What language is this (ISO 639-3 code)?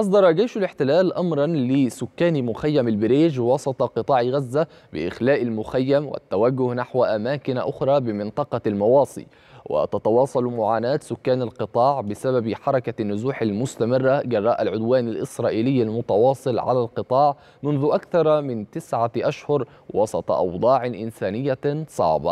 ara